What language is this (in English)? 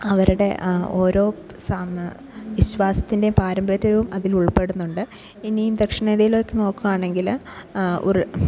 Malayalam